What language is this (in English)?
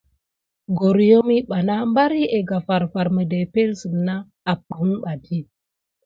Gidar